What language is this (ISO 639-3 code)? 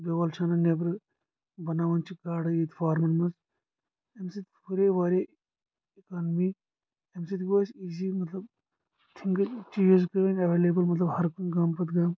kas